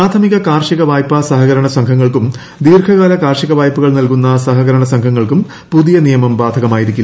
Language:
Malayalam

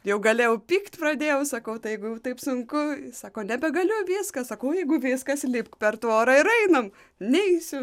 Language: Lithuanian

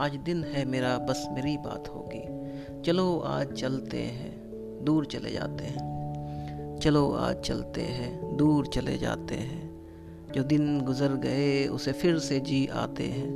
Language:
Urdu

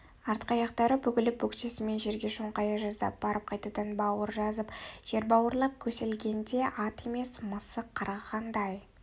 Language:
Kazakh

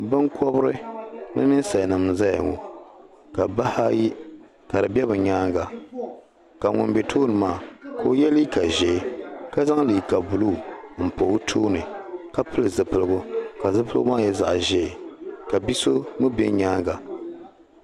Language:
Dagbani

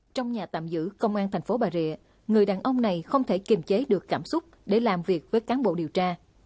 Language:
Vietnamese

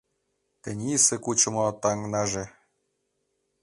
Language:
Mari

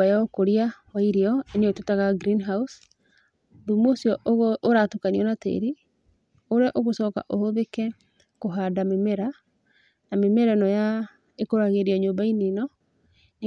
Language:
Kikuyu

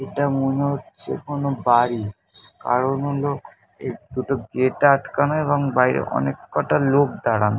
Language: Bangla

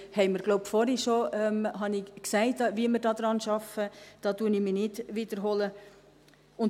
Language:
Swiss German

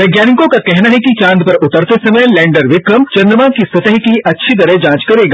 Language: Hindi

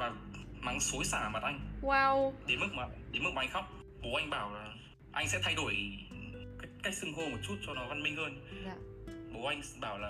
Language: Vietnamese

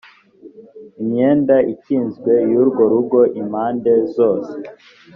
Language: Kinyarwanda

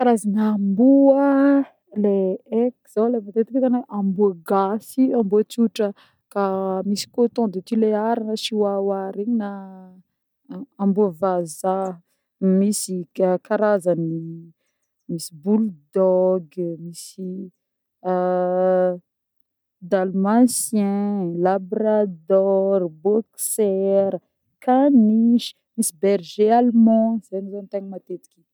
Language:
Northern Betsimisaraka Malagasy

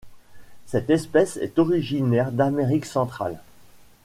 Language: French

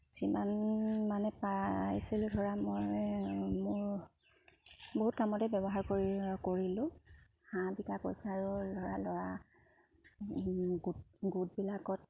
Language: Assamese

